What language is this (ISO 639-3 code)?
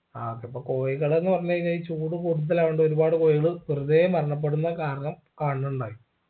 mal